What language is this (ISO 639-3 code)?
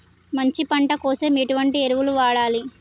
tel